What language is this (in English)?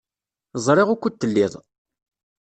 Kabyle